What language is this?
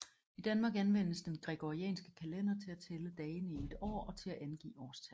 Danish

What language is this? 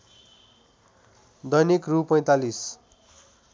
Nepali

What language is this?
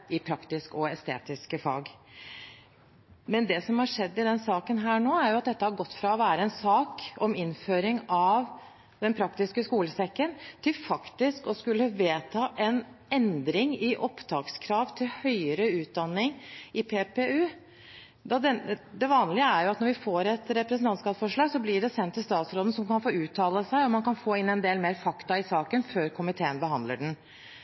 Norwegian Bokmål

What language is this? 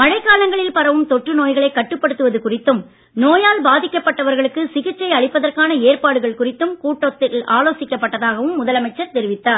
Tamil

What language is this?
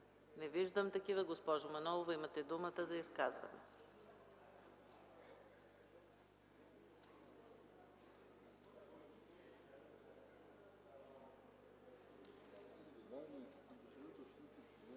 Bulgarian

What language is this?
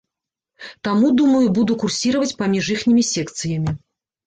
Belarusian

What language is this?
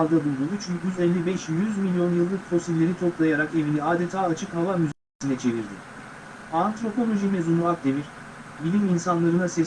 Turkish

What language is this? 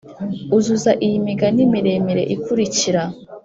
Kinyarwanda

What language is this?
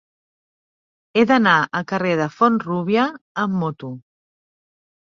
Catalan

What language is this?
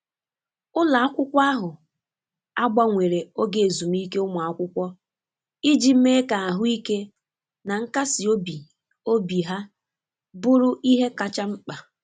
Igbo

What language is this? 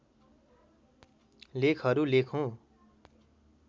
Nepali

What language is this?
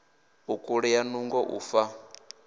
Venda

